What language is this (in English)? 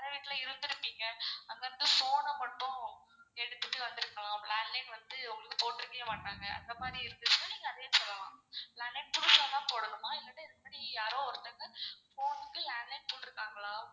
Tamil